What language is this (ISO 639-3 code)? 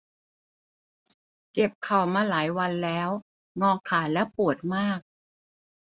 tha